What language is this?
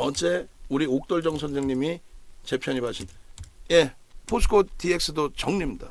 Korean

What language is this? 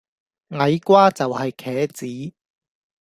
Cantonese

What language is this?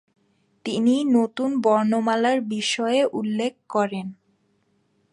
Bangla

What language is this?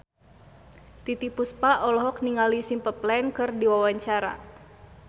Sundanese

